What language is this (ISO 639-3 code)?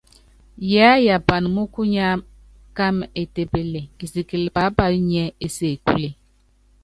yav